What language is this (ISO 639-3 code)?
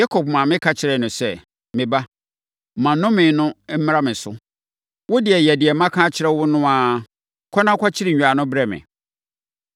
aka